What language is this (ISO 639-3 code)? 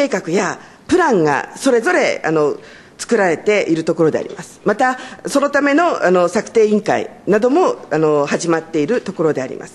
jpn